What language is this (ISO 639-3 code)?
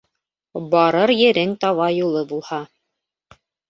bak